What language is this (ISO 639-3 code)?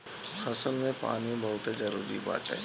bho